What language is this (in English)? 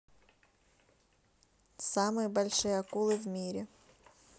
Russian